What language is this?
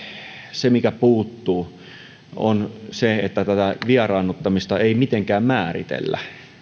Finnish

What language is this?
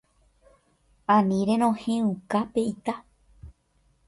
Guarani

